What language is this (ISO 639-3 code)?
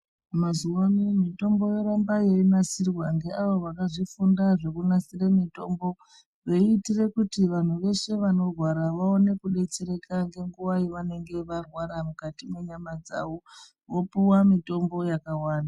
ndc